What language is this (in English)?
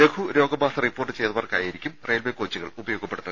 Malayalam